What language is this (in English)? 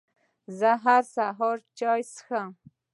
Pashto